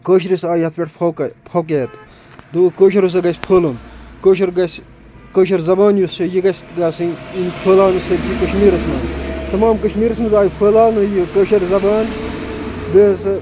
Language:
Kashmiri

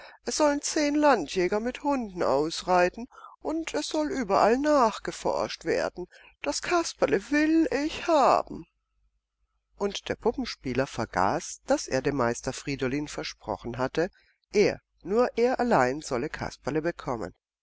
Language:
German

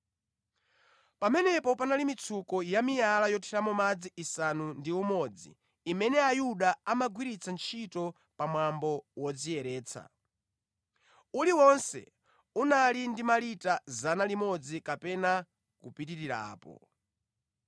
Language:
Nyanja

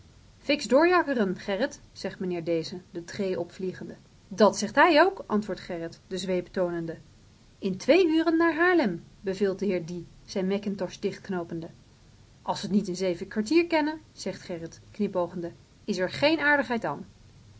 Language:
Dutch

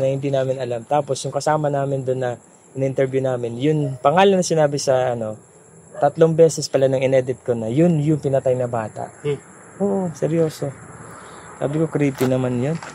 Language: Filipino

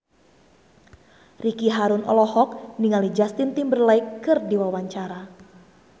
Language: Sundanese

